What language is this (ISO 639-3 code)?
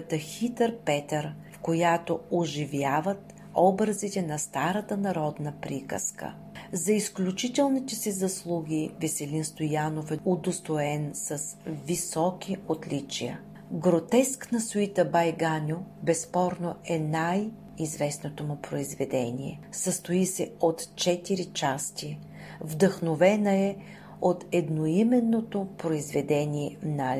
bul